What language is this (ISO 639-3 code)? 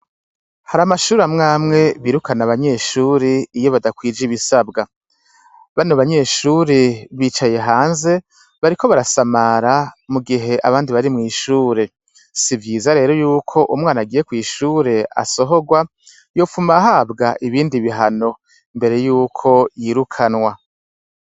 run